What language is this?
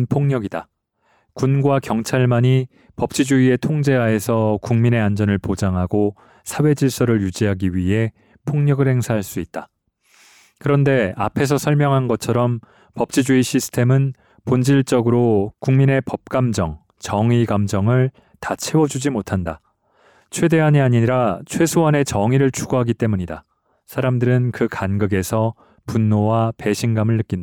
Korean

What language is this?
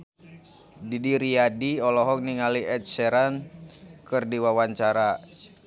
Sundanese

